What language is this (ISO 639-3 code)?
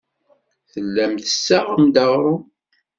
kab